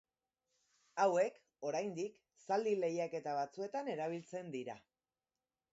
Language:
Basque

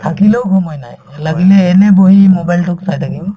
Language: Assamese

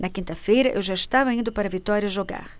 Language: Portuguese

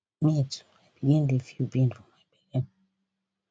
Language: Nigerian Pidgin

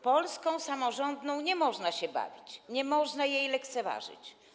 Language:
Polish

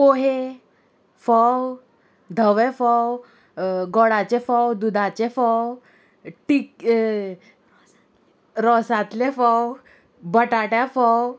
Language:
Konkani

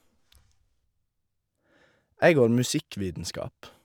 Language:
Norwegian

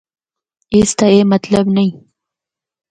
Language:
Northern Hindko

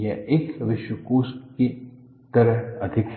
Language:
Hindi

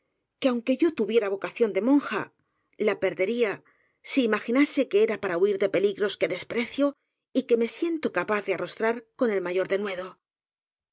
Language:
Spanish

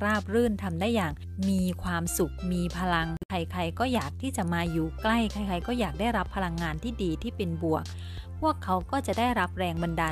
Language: Thai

